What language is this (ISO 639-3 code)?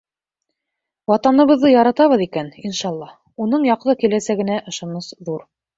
bak